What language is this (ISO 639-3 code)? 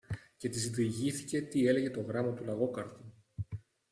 ell